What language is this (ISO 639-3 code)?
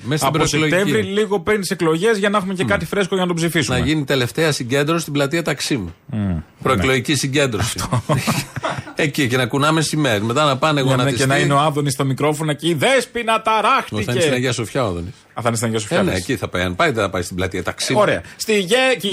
ell